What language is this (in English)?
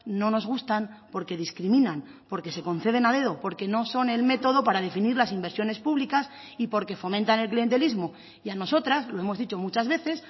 Spanish